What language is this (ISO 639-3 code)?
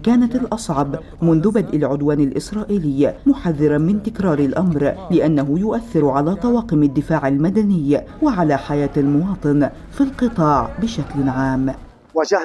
ara